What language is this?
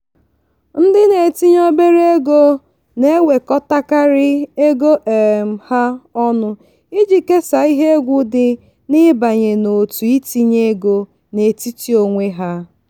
Igbo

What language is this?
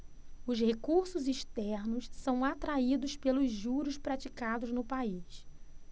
Portuguese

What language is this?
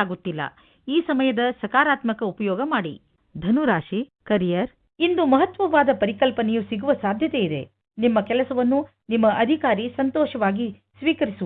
Kannada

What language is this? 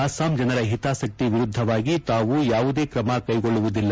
Kannada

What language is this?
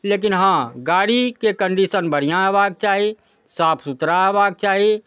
Maithili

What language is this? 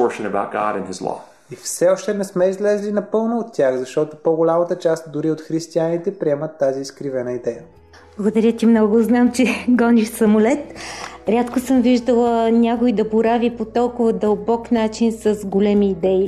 Bulgarian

